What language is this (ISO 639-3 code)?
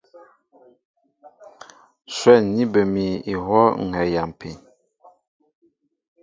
mbo